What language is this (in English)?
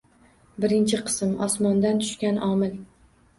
Uzbek